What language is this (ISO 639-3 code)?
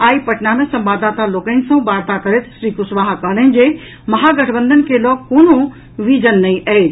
mai